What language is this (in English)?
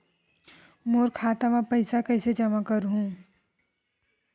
Chhattisgarhi